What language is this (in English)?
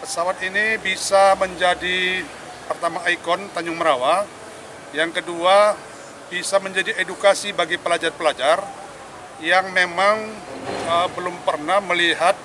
Indonesian